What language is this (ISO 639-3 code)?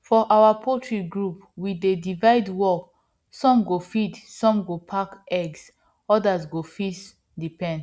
pcm